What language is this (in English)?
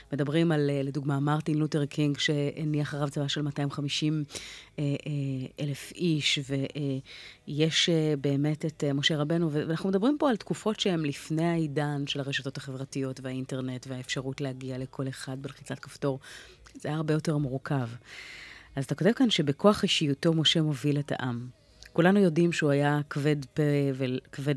Hebrew